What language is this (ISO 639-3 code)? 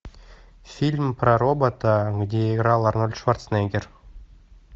rus